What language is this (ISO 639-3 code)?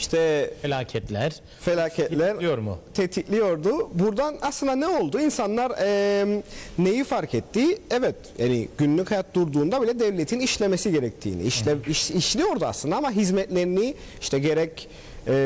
tur